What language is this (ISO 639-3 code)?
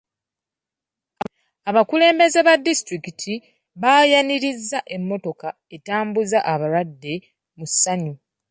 lug